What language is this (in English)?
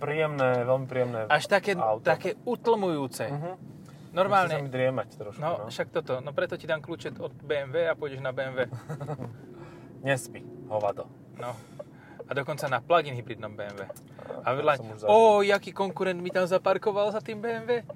Slovak